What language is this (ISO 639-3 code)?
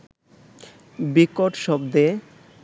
ben